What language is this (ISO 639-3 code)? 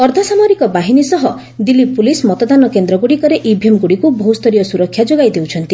ori